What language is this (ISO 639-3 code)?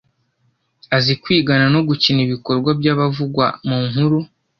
kin